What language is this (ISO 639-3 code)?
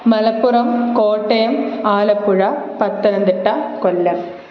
mal